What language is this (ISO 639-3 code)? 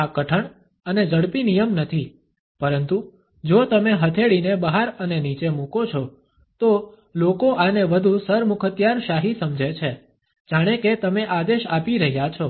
guj